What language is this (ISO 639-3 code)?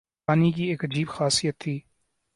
urd